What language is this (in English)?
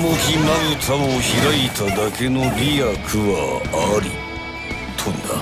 Japanese